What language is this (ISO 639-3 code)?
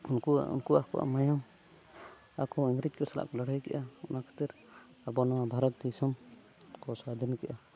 sat